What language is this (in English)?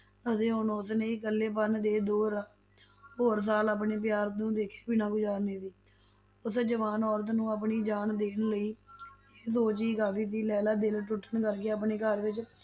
Punjabi